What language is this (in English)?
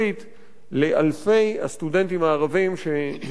Hebrew